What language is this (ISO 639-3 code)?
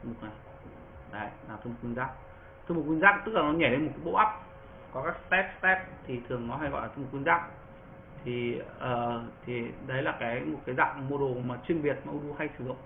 vie